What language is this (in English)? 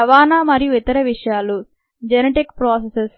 Telugu